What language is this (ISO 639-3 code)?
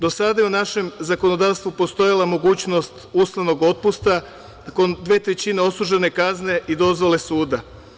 srp